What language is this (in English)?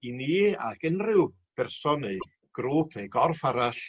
Welsh